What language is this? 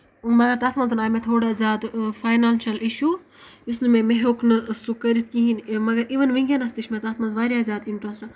Kashmiri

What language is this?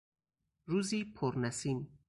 Persian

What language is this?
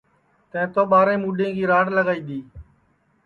Sansi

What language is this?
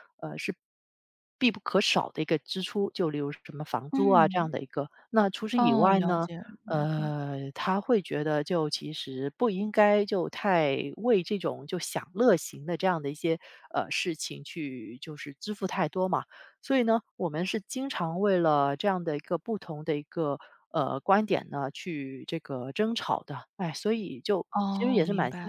Chinese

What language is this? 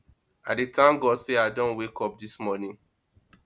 Nigerian Pidgin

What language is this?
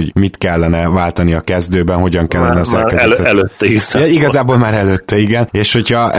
Hungarian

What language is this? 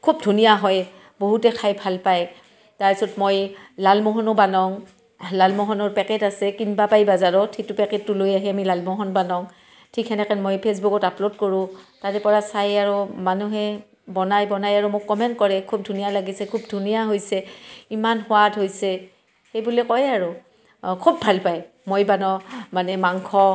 Assamese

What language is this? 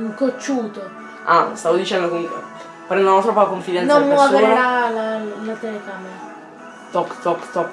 Italian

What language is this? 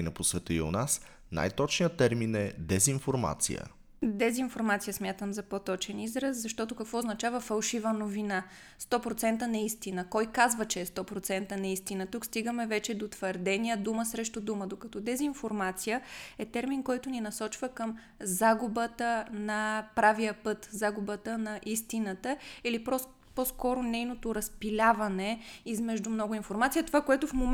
Bulgarian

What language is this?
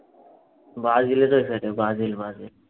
Bangla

